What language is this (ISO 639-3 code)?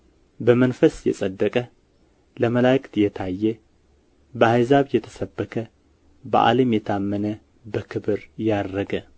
amh